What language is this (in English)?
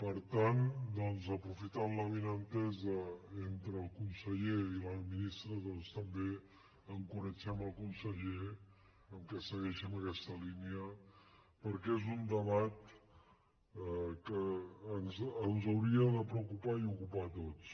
Catalan